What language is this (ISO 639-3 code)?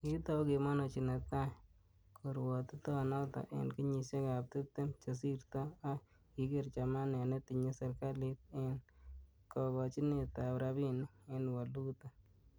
kln